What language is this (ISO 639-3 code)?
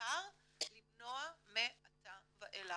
heb